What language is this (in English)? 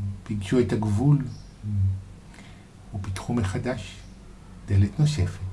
Hebrew